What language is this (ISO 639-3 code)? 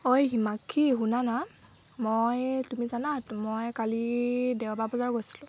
asm